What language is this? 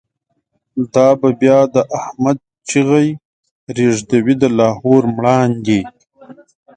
Pashto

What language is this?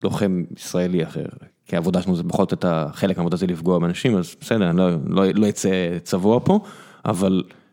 Hebrew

